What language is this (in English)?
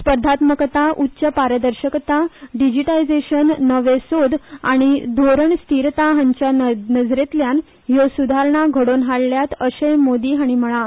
Konkani